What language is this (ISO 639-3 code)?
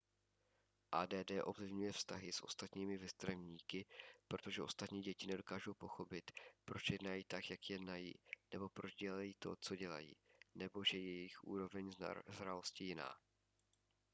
ces